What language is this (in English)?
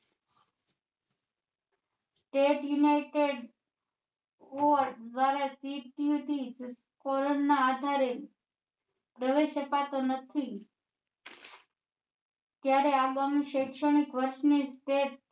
Gujarati